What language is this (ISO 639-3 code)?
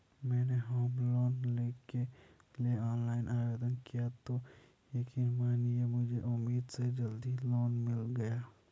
hin